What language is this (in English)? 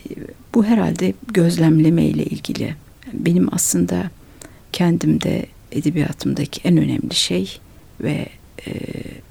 Turkish